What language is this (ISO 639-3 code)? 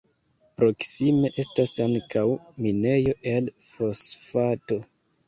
epo